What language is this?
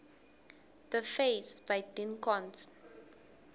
Swati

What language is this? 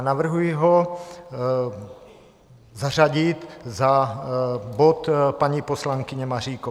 Czech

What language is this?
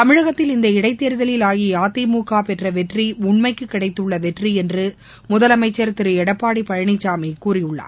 Tamil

